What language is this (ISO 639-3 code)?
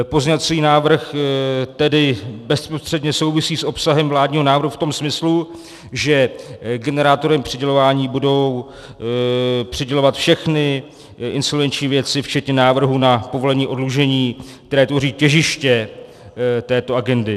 ces